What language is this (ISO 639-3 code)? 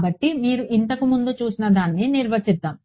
tel